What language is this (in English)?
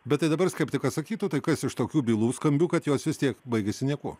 Lithuanian